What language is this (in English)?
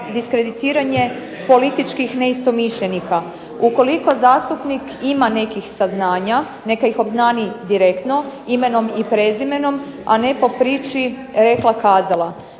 Croatian